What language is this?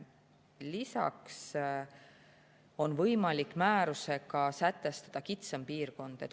Estonian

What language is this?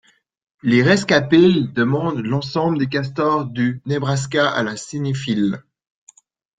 French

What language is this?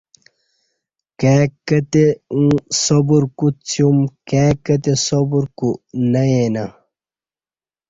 Kati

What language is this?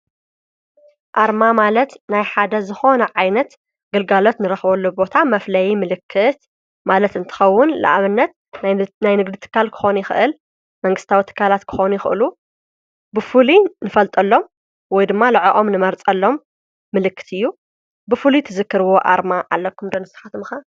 Tigrinya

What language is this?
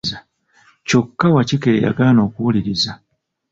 Ganda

